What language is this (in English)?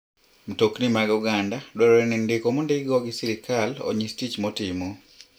Luo (Kenya and Tanzania)